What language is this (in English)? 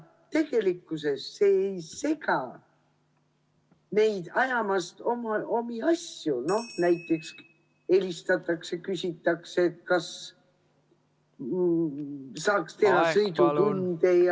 Estonian